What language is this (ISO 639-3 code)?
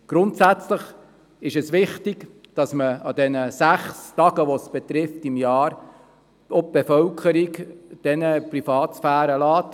gsw